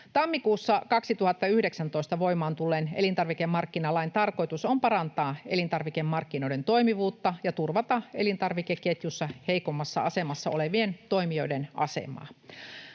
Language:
Finnish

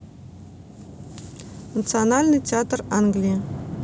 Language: Russian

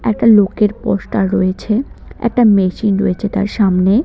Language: Bangla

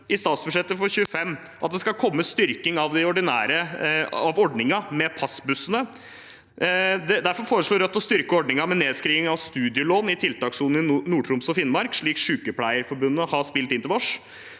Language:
Norwegian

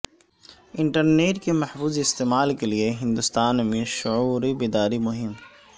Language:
Urdu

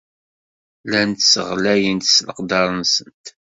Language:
Kabyle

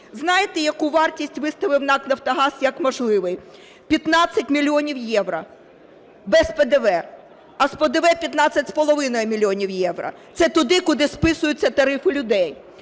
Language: Ukrainian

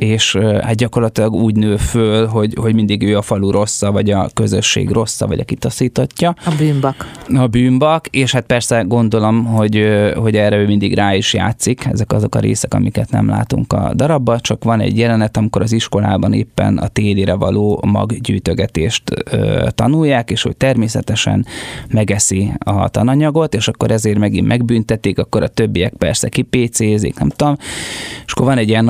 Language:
Hungarian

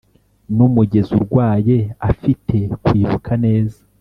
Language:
Kinyarwanda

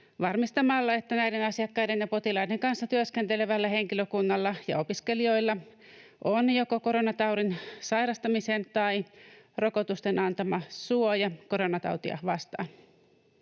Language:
Finnish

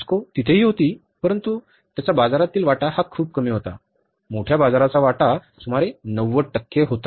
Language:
Marathi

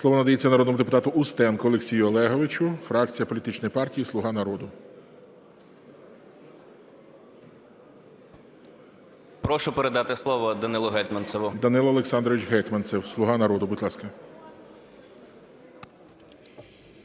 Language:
Ukrainian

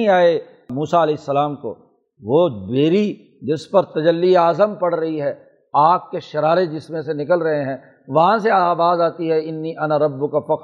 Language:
Urdu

